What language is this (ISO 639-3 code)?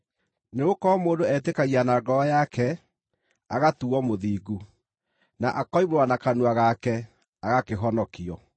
kik